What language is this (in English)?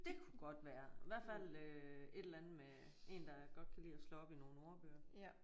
Danish